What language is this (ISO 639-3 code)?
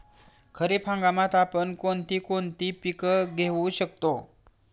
mar